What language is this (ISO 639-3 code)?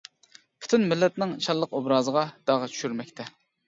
uig